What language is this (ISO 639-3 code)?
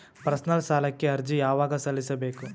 kan